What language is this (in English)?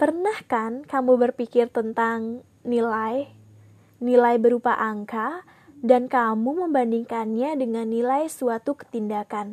Indonesian